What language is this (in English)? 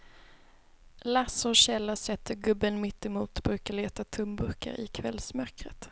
Swedish